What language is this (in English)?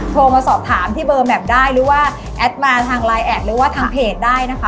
Thai